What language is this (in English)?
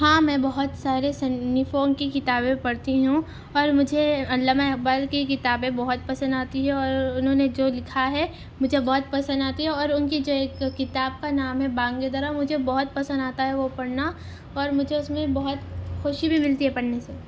Urdu